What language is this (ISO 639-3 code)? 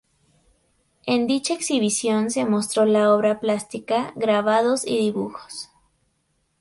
spa